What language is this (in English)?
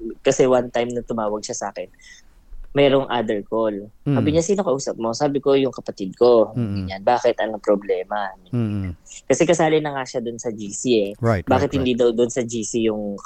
Filipino